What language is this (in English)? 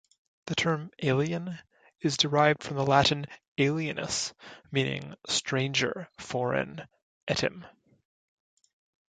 English